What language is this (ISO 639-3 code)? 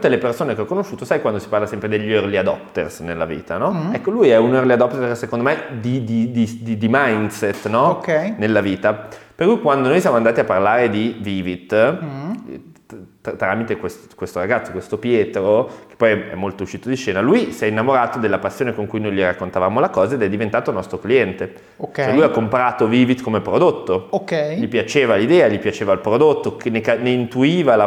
ita